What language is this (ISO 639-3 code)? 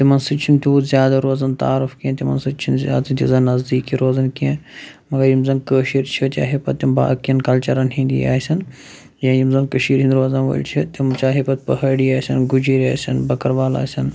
kas